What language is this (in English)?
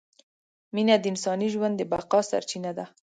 Pashto